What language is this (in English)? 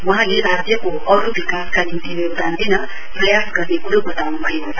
Nepali